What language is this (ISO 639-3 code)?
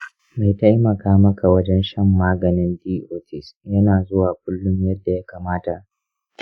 hau